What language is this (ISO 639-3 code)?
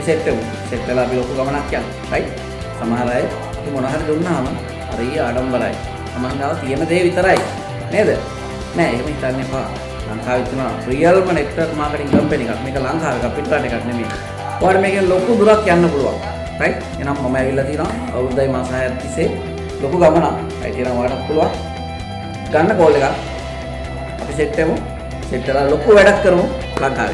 sin